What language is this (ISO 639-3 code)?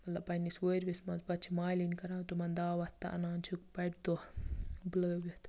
kas